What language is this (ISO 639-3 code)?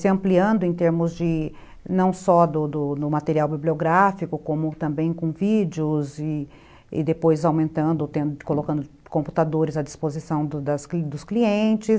por